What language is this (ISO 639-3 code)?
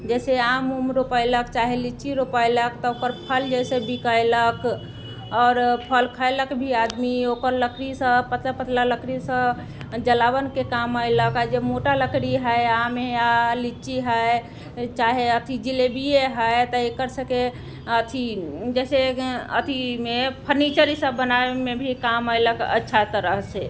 mai